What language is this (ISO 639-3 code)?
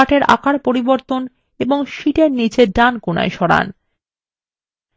ben